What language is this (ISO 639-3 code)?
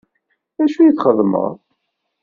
kab